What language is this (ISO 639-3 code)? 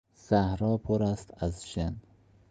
fas